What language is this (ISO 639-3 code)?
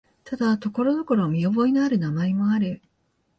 jpn